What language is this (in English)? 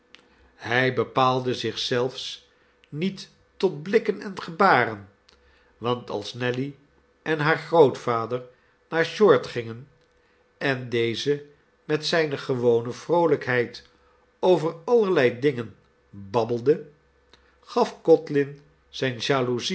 Dutch